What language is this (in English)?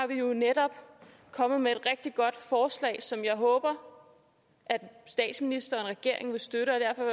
Danish